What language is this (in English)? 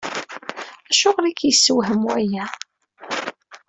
Kabyle